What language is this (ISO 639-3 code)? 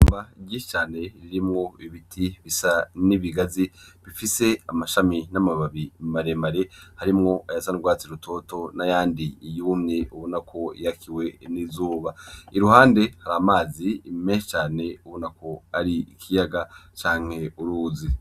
run